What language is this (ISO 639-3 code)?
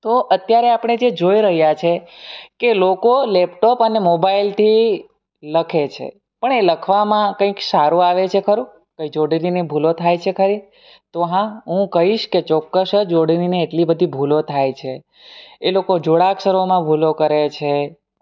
guj